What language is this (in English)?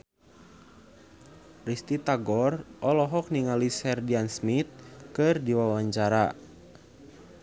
Sundanese